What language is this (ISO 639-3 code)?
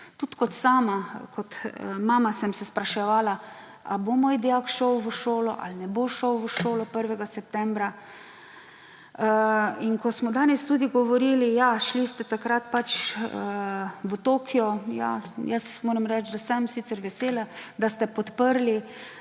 slv